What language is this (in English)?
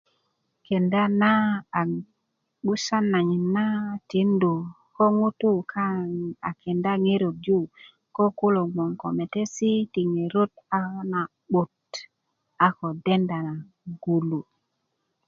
Kuku